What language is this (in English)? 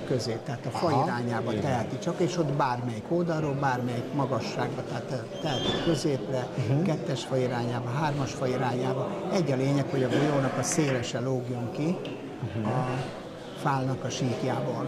Hungarian